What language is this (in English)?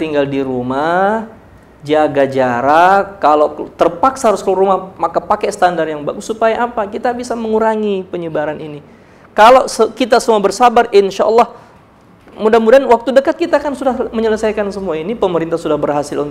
Indonesian